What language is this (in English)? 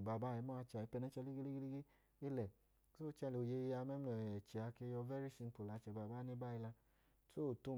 Idoma